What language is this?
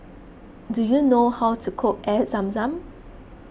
English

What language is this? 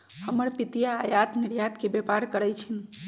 Magahi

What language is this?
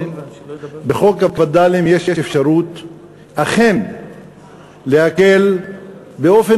Hebrew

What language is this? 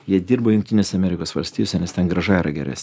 Lithuanian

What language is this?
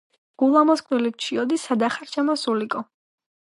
Georgian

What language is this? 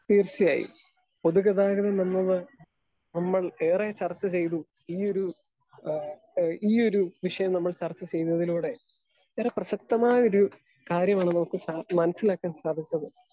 Malayalam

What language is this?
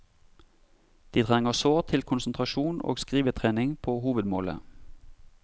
Norwegian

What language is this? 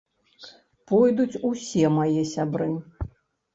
Belarusian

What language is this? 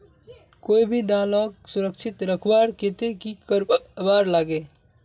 Magahi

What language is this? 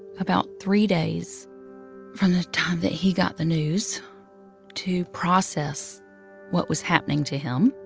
English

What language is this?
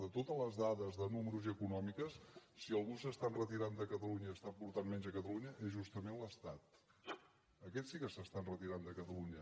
Catalan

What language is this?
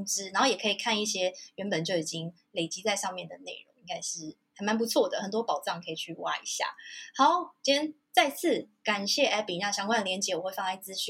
Chinese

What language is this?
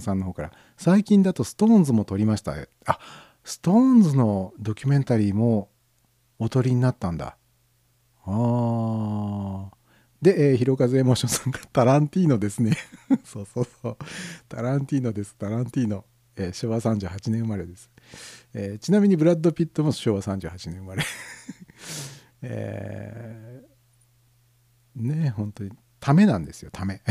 Japanese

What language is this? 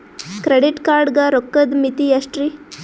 Kannada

